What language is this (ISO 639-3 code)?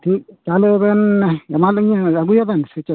sat